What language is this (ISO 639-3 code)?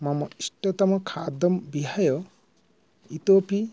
san